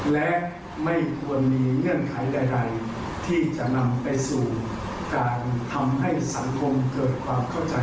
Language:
Thai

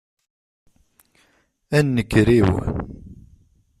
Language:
Kabyle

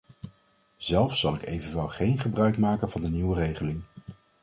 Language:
Dutch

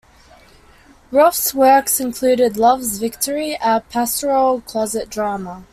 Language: English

